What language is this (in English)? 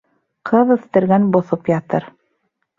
Bashkir